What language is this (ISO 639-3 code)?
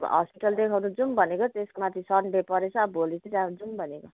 nep